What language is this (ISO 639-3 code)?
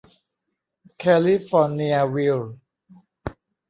tha